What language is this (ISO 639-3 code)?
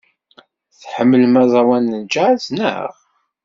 kab